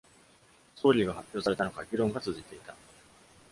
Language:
Japanese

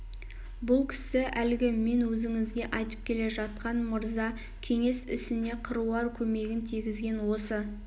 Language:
Kazakh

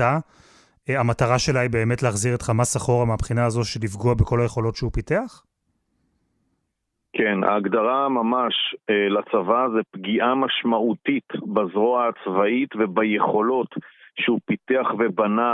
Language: Hebrew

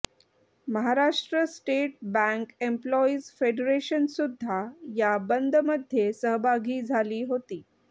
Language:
Marathi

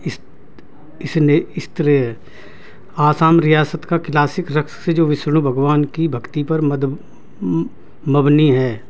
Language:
Urdu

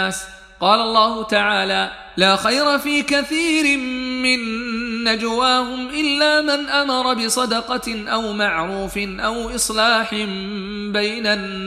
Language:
Arabic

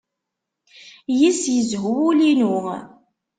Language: Kabyle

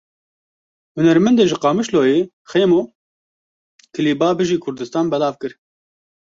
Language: Kurdish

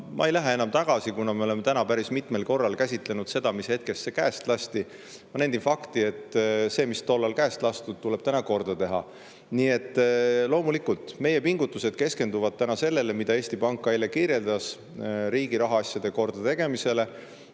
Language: Estonian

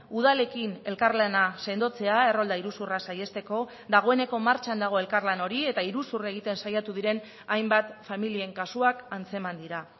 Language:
Basque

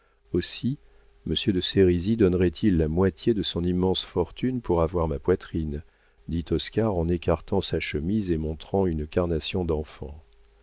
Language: French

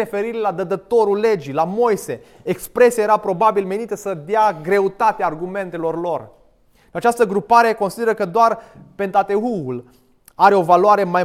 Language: Romanian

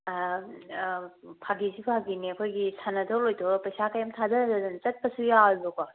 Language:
Manipuri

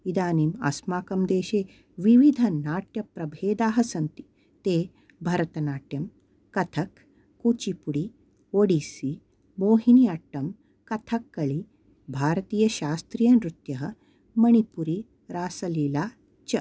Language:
Sanskrit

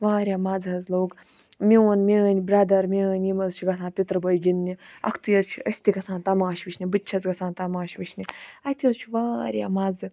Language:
Kashmiri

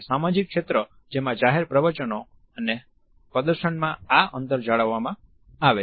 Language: Gujarati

